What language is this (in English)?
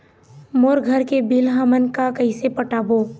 Chhattisgarhi